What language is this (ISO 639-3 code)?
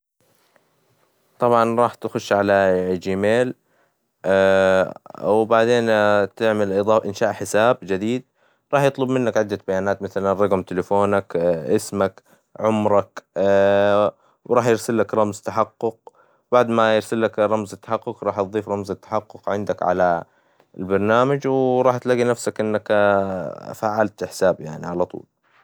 acw